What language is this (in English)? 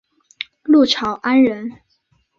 Chinese